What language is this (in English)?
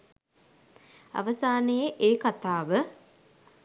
Sinhala